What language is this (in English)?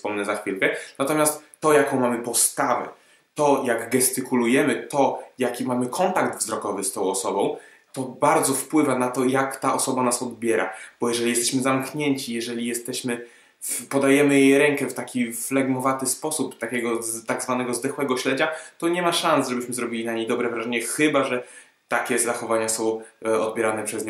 Polish